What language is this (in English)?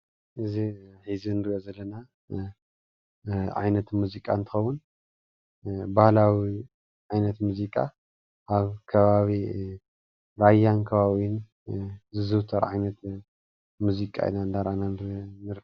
Tigrinya